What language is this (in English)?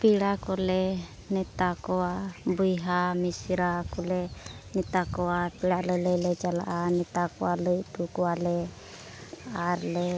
Santali